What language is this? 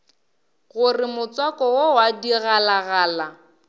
Northern Sotho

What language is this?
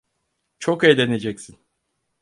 Turkish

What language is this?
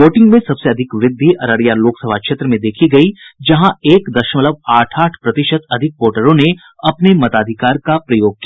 Hindi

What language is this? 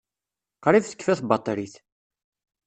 Kabyle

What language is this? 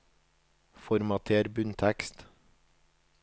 Norwegian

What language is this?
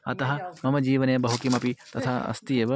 Sanskrit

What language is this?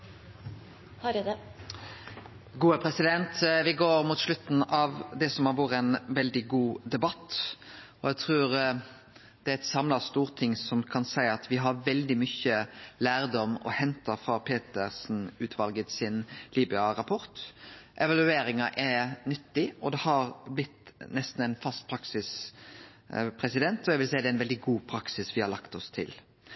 Norwegian Nynorsk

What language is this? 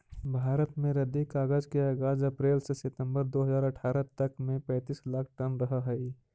Magahi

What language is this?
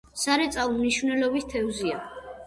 Georgian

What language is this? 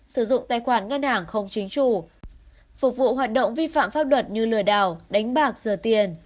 Vietnamese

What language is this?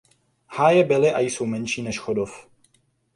Czech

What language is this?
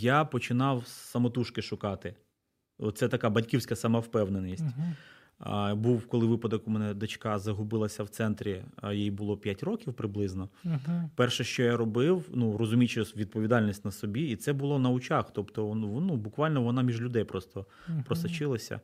Ukrainian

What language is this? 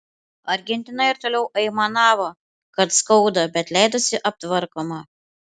Lithuanian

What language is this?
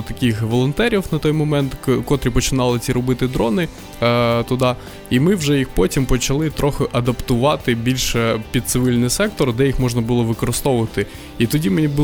Ukrainian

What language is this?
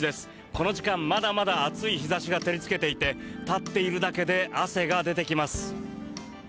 Japanese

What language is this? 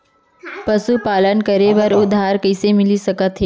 Chhattisgarhi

